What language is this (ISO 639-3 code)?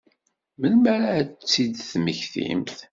kab